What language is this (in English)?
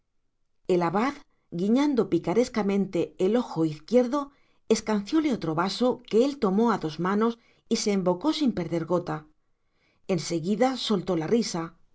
Spanish